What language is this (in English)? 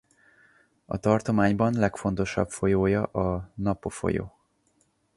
Hungarian